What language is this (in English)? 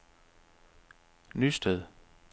Danish